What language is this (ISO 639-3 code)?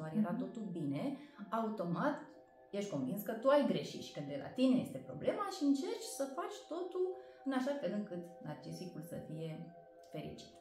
ron